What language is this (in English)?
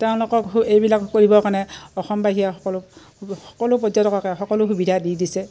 Assamese